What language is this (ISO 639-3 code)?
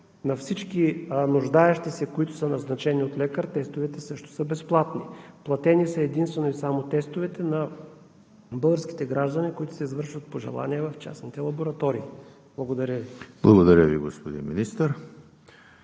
bul